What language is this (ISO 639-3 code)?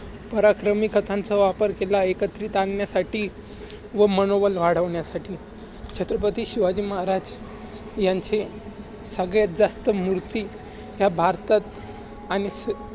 mar